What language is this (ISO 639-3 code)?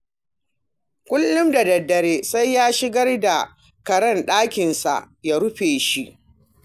hau